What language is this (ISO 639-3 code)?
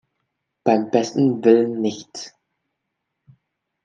deu